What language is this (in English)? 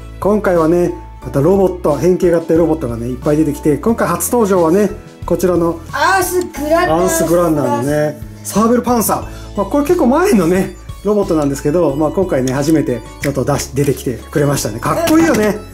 Japanese